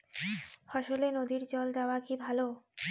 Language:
Bangla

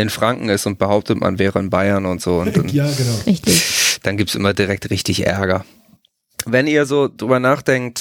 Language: German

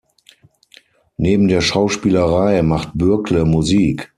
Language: German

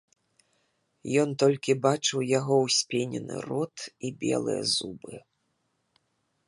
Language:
Belarusian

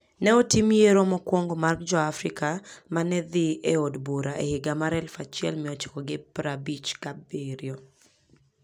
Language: Luo (Kenya and Tanzania)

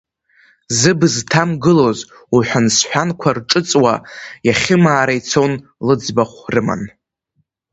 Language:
Abkhazian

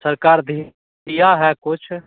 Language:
Hindi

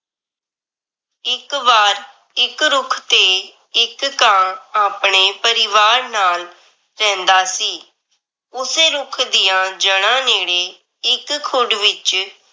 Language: Punjabi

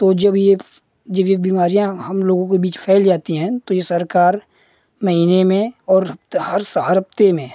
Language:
Hindi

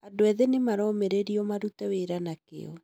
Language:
Kikuyu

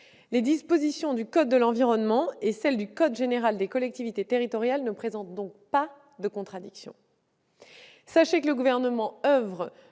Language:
French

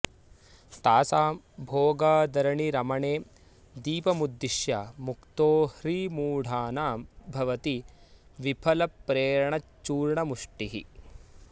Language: Sanskrit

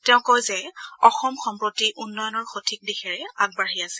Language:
Assamese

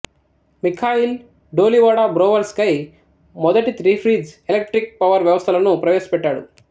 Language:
Telugu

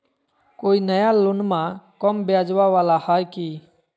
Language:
Magahi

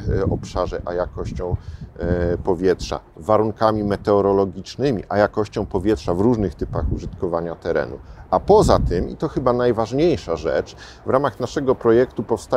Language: Polish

